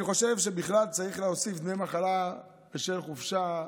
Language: Hebrew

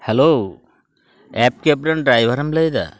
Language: Santali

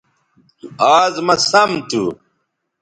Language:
Bateri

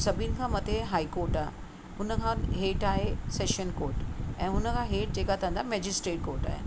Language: Sindhi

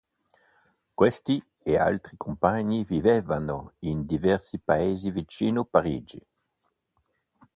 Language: Italian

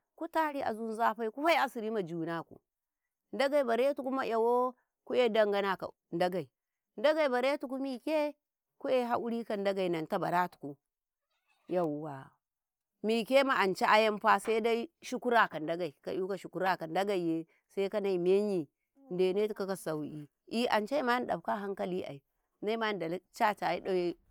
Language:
Karekare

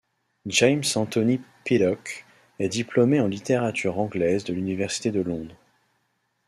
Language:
French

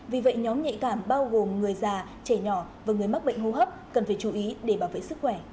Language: Vietnamese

